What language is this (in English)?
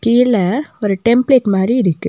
Tamil